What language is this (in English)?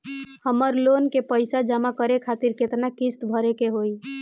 Bhojpuri